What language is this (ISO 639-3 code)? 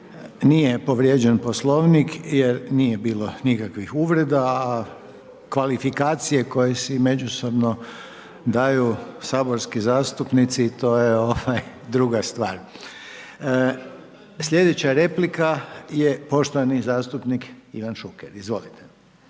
hrv